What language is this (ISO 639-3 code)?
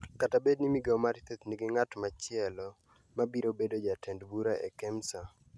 luo